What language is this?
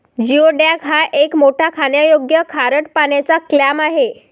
Marathi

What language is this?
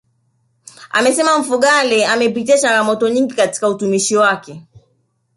Swahili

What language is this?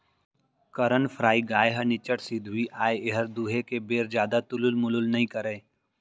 Chhattisgarhi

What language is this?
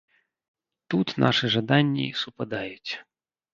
Belarusian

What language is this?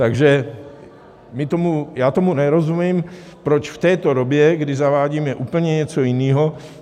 Czech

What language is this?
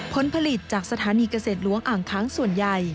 Thai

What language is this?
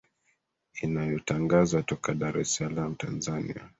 Swahili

